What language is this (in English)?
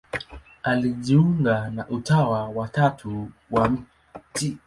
Swahili